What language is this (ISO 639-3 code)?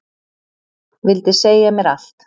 isl